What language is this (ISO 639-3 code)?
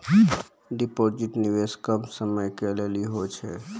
mai